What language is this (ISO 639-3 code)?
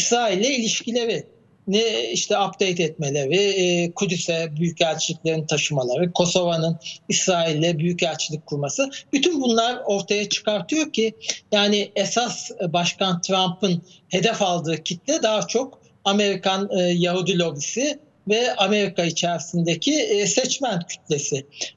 tur